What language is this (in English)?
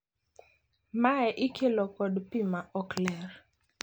Luo (Kenya and Tanzania)